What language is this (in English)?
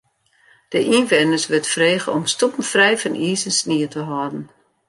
Western Frisian